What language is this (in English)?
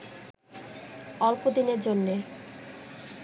Bangla